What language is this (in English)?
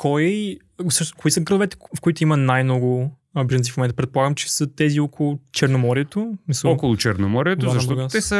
Bulgarian